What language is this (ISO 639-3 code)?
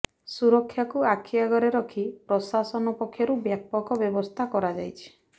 ori